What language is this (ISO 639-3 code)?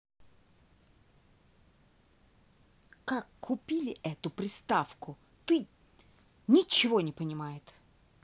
rus